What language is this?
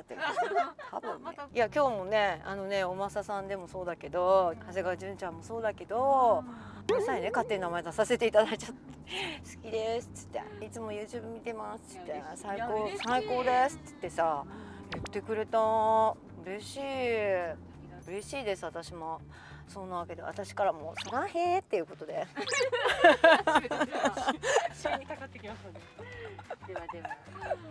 Japanese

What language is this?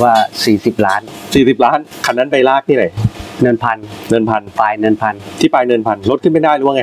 Thai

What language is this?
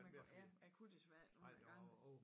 Danish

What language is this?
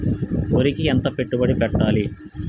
Telugu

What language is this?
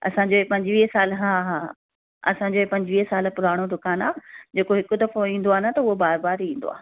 Sindhi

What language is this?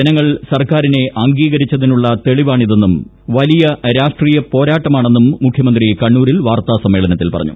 Malayalam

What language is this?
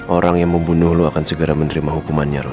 Indonesian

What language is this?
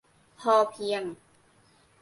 Thai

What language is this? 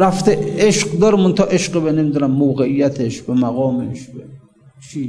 Persian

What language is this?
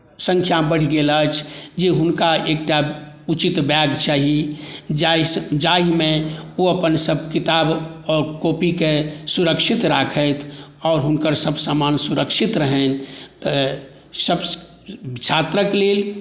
Maithili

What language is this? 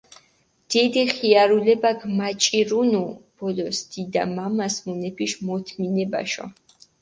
Mingrelian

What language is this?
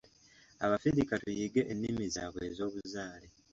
Ganda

